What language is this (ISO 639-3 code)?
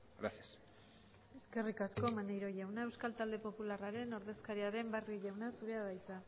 eus